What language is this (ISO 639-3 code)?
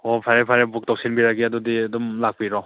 mni